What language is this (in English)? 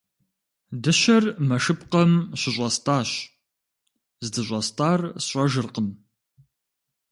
Kabardian